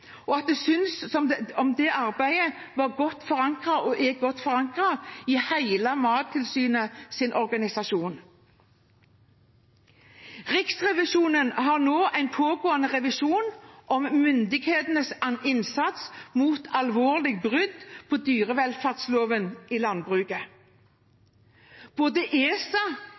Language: Norwegian Bokmål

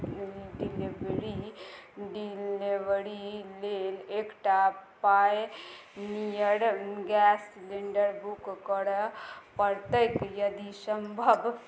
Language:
Maithili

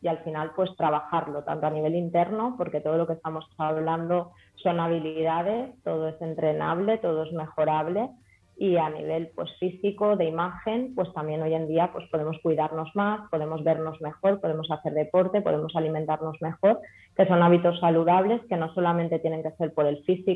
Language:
Spanish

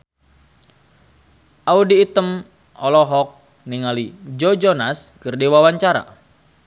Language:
Sundanese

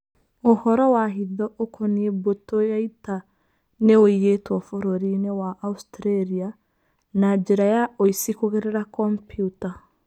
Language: Kikuyu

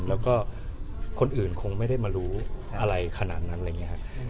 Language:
Thai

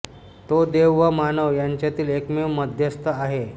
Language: Marathi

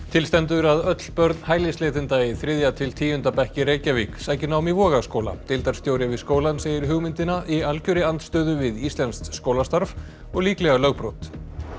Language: Icelandic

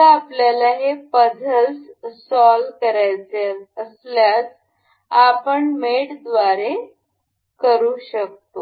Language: Marathi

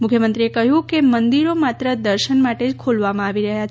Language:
Gujarati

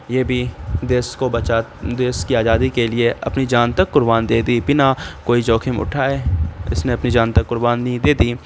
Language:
Urdu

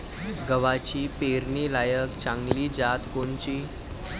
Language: Marathi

